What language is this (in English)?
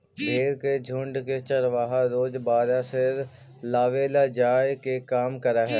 Magahi